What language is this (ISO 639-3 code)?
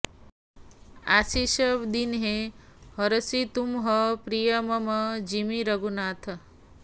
san